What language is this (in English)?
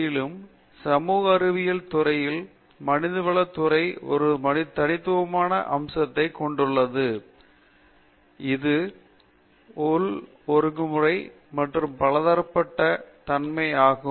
Tamil